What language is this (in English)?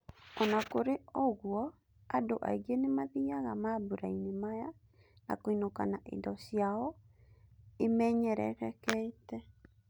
Kikuyu